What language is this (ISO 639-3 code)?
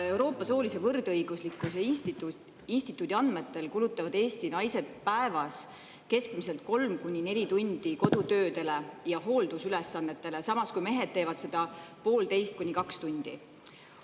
est